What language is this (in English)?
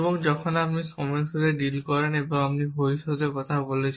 Bangla